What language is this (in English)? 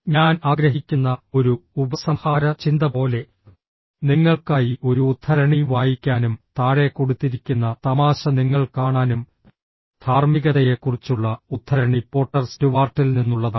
Malayalam